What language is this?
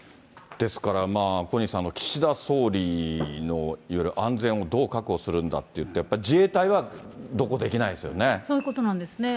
Japanese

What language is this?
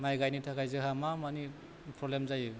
Bodo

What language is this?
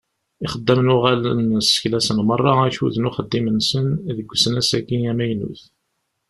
Kabyle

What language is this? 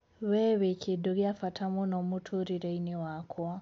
Kikuyu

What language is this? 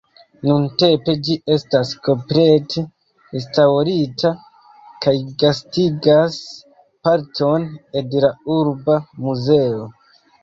Esperanto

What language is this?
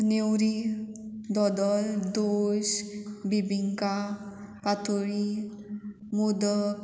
Konkani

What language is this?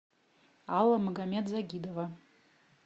Russian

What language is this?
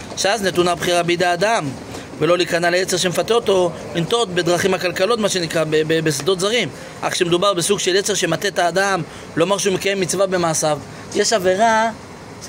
Hebrew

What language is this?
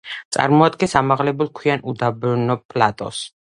Georgian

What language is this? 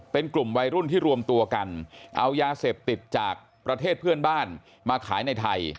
Thai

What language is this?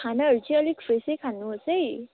Nepali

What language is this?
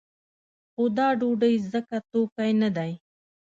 Pashto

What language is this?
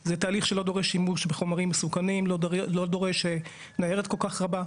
Hebrew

